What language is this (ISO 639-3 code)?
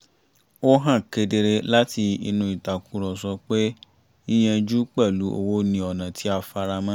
yor